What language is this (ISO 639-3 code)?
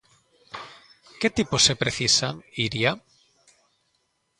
glg